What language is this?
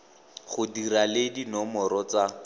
Tswana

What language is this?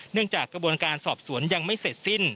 Thai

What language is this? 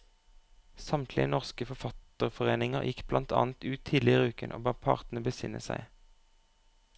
Norwegian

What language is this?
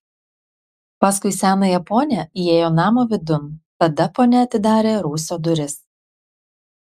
Lithuanian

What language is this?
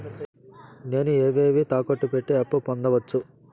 Telugu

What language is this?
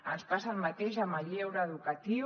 Catalan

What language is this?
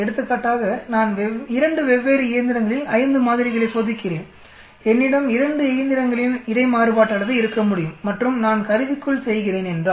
Tamil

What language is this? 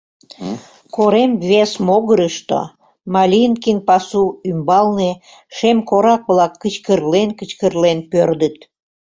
Mari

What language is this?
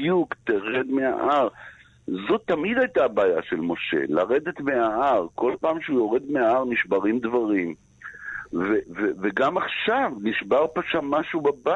Hebrew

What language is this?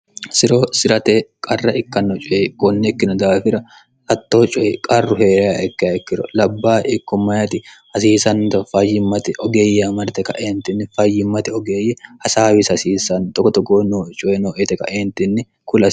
Sidamo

